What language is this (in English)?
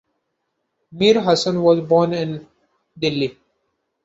English